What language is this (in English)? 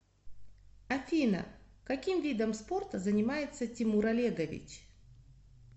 Russian